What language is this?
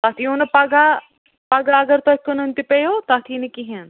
Kashmiri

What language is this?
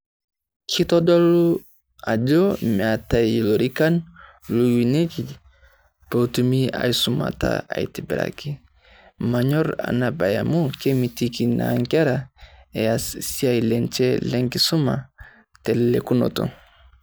Masai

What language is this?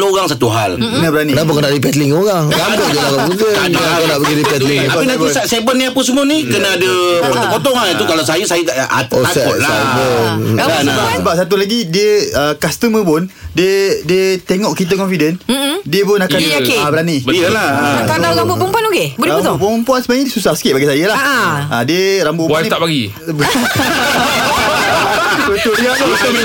Malay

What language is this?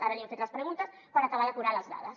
Catalan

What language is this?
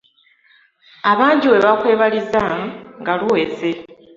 Ganda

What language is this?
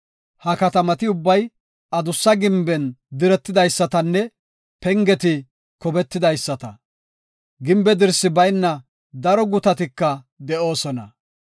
Gofa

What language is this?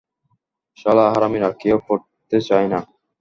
Bangla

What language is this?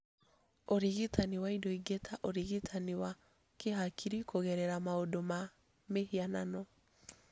Kikuyu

